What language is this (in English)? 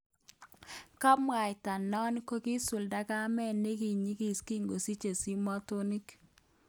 Kalenjin